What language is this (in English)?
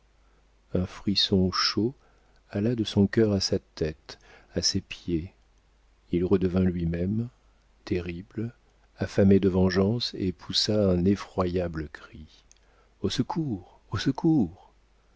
French